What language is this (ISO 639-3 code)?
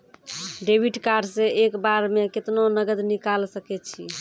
mai